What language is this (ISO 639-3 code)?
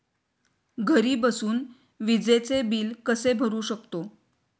mar